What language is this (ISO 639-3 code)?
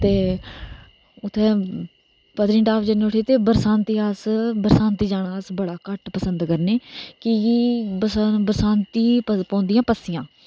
doi